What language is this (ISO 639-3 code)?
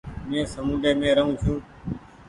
gig